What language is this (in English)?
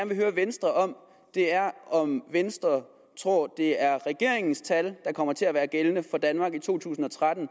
Danish